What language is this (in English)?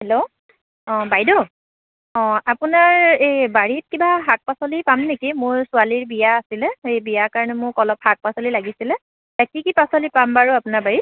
Assamese